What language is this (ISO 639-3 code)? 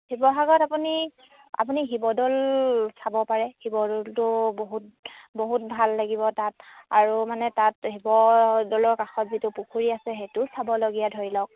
asm